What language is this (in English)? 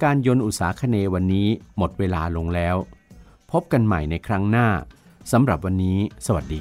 Thai